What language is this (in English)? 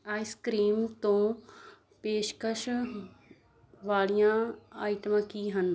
Punjabi